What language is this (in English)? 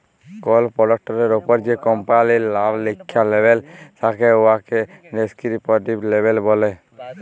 Bangla